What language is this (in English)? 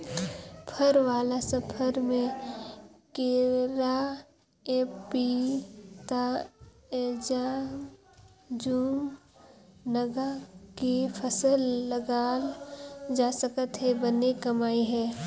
Chhattisgarhi